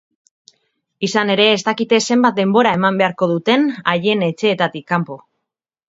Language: Basque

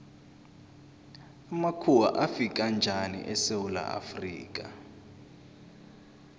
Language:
South Ndebele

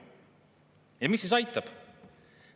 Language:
Estonian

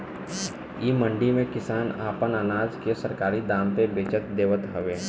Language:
Bhojpuri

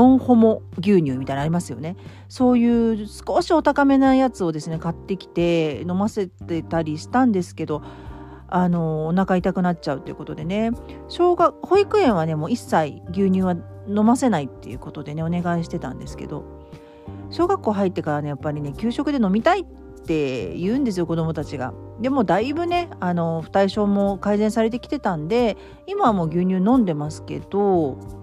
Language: Japanese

